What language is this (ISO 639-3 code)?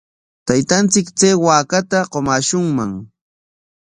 qwa